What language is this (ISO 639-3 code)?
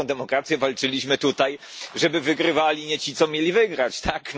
pol